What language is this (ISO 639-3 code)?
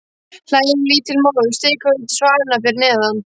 isl